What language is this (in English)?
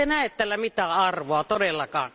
Finnish